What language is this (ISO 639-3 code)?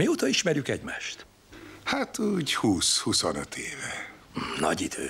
hun